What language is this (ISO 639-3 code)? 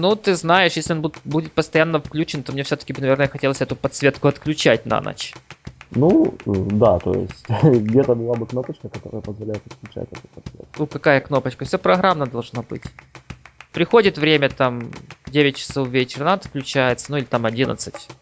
rus